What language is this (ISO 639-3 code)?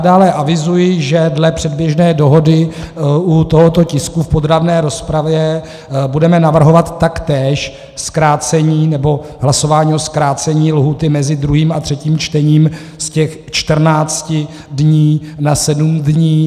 ces